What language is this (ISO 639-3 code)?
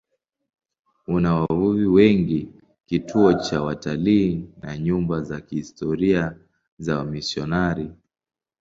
swa